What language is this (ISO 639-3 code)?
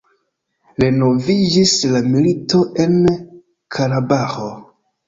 epo